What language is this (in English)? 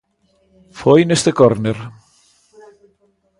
Galician